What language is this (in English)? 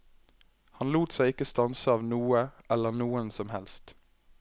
Norwegian